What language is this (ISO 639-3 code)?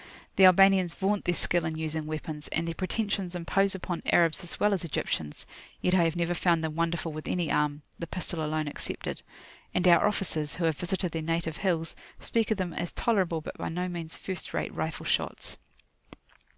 eng